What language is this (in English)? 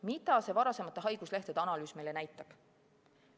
Estonian